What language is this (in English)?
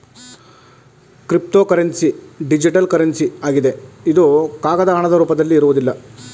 Kannada